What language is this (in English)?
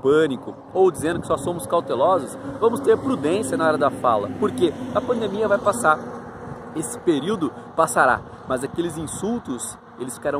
Portuguese